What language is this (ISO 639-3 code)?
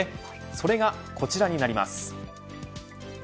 jpn